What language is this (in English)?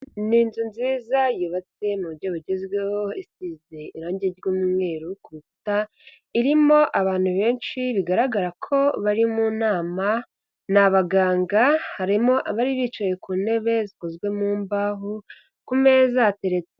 Kinyarwanda